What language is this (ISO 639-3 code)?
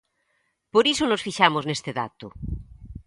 glg